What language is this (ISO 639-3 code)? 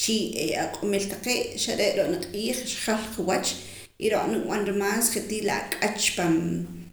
poc